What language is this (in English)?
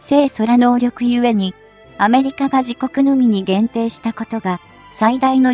Japanese